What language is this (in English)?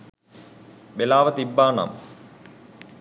Sinhala